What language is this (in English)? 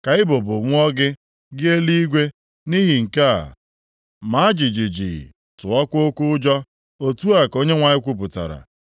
Igbo